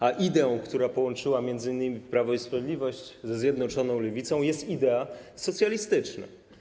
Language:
Polish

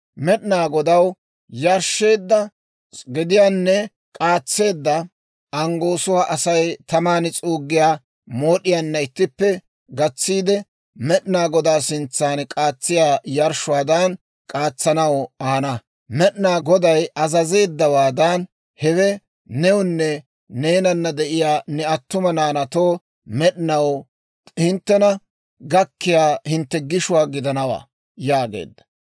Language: Dawro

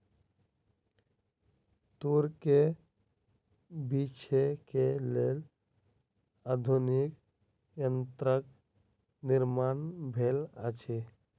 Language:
Maithili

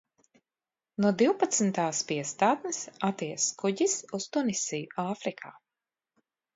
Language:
Latvian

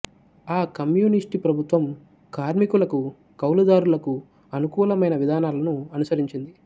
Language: Telugu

